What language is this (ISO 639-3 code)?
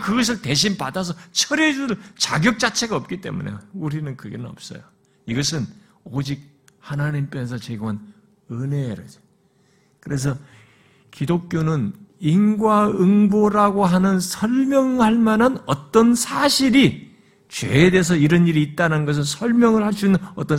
kor